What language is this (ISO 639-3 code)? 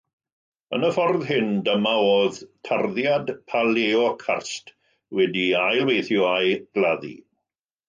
cym